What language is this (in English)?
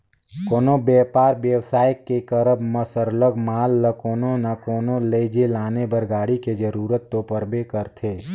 Chhattisgarhi